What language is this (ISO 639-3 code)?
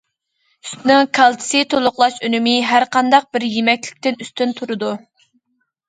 uig